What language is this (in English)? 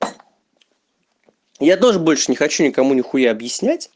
Russian